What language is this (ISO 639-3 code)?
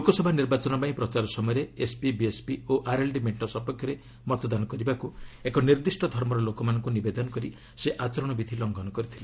ori